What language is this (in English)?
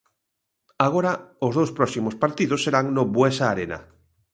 Galician